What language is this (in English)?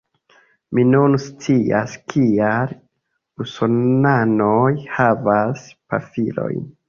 Esperanto